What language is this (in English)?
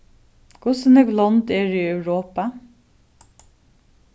Faroese